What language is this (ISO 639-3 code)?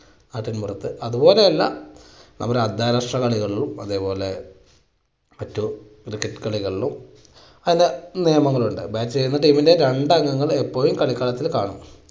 mal